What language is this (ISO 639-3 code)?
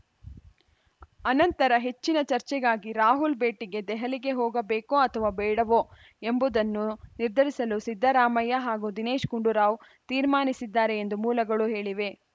kan